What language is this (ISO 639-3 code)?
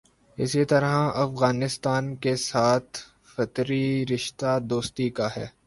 urd